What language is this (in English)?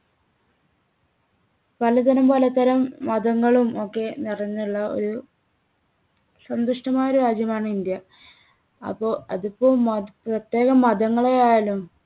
Malayalam